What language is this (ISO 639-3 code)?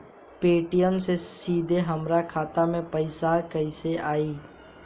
bho